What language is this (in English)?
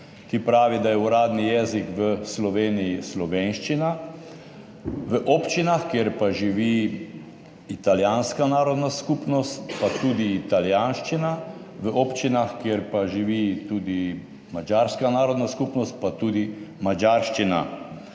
Slovenian